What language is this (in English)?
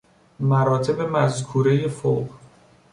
Persian